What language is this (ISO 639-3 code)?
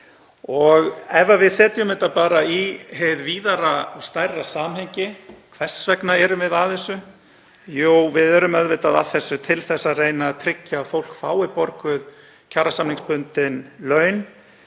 isl